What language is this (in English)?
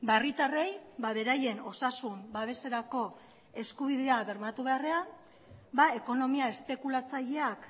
Basque